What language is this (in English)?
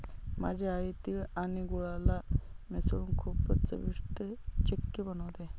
Marathi